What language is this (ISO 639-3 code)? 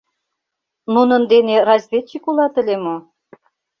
chm